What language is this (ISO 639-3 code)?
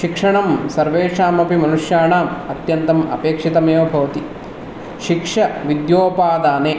san